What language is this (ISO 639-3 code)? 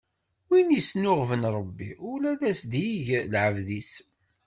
kab